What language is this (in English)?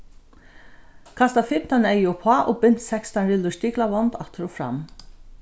Faroese